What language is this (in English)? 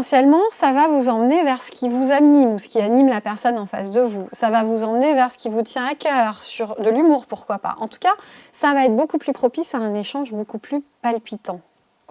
French